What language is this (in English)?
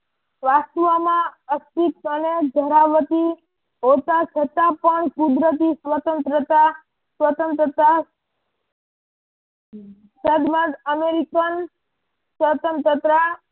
Gujarati